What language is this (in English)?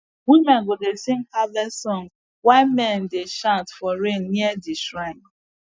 Nigerian Pidgin